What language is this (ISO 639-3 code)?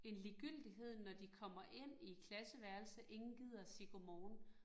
dan